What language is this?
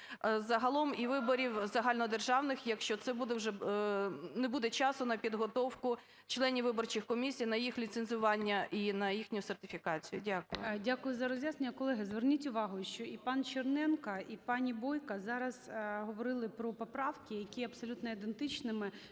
Ukrainian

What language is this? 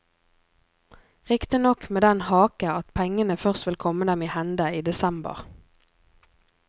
Norwegian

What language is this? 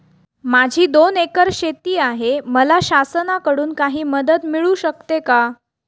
Marathi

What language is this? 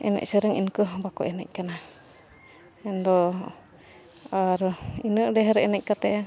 Santali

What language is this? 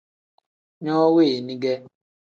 Tem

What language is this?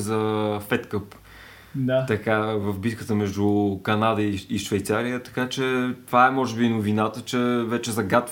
Bulgarian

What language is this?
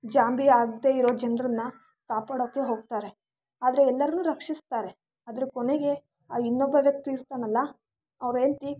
Kannada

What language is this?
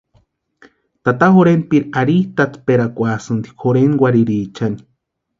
Western Highland Purepecha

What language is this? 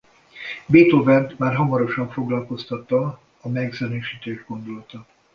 Hungarian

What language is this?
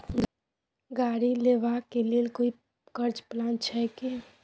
Maithili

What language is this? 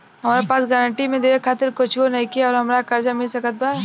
Bhojpuri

